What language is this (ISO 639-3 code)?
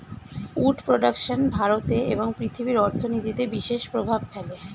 ben